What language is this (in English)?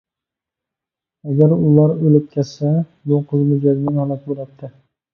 Uyghur